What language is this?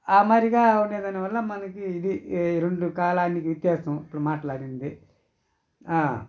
Telugu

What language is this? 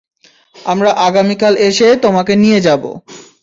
Bangla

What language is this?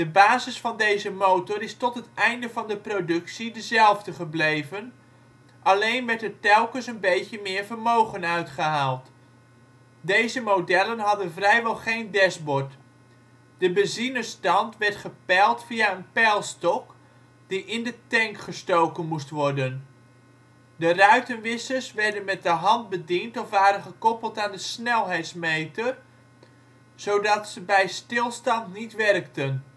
Dutch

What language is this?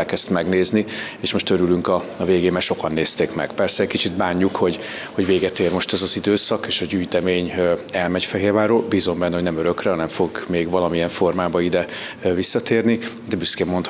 Hungarian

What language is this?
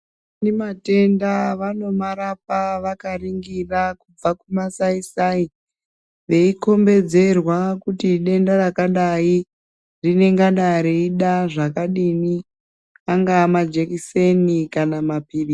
Ndau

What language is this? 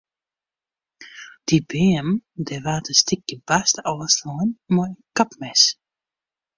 Western Frisian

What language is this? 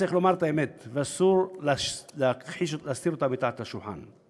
Hebrew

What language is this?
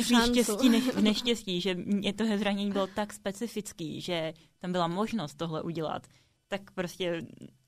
Czech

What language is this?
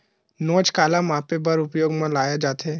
Chhattisgarhi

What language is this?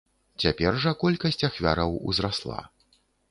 Belarusian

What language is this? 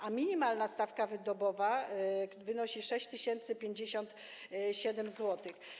Polish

